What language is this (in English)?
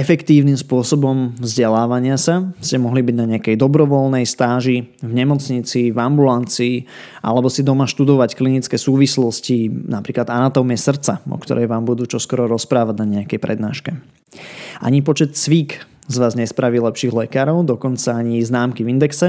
Slovak